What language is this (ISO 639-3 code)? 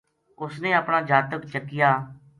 gju